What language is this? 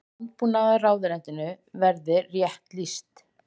Icelandic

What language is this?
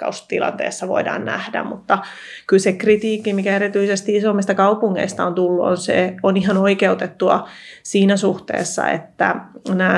Finnish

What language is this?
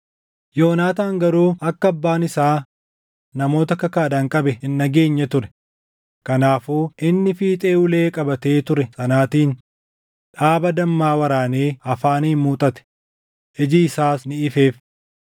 Oromo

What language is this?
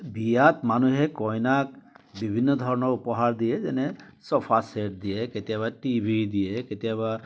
Assamese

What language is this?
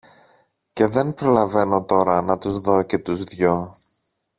Greek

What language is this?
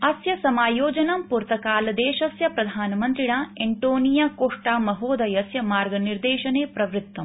Sanskrit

